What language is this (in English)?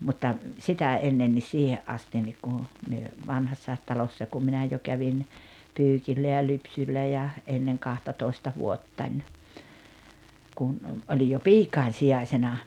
Finnish